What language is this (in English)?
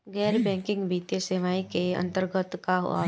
Bhojpuri